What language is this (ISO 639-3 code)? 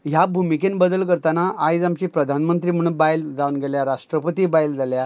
kok